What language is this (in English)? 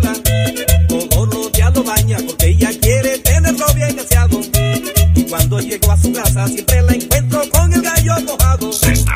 Spanish